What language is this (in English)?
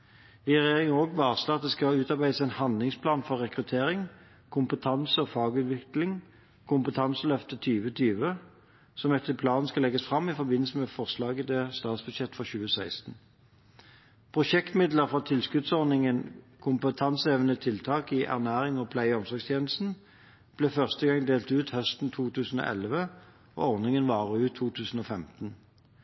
Norwegian Bokmål